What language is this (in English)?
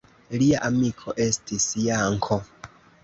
Esperanto